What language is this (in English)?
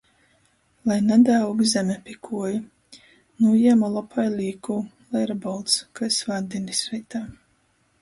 Latgalian